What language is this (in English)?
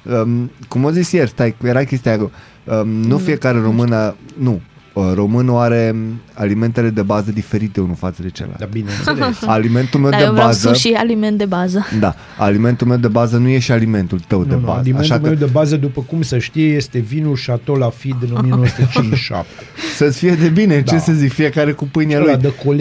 Romanian